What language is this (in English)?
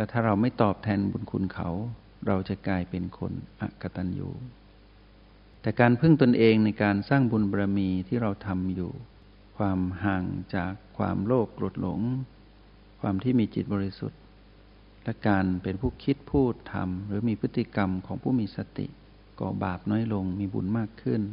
Thai